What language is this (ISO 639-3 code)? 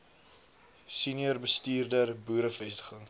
afr